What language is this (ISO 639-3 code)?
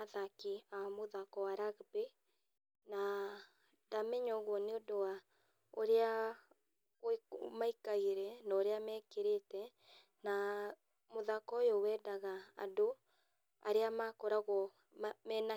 kik